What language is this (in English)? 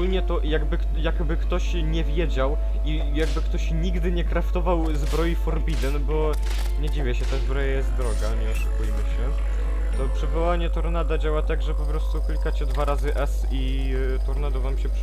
Polish